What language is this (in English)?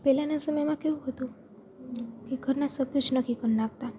Gujarati